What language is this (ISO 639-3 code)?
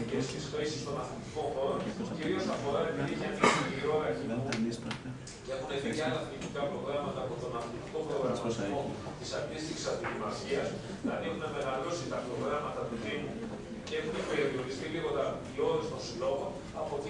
ell